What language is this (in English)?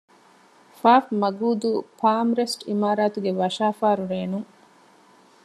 Divehi